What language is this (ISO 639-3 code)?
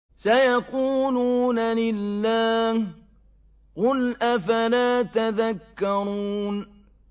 ara